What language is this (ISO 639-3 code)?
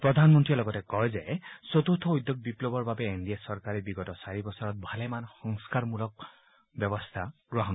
asm